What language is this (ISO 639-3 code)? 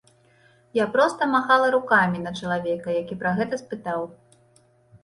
bel